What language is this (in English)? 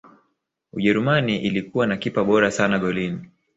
Swahili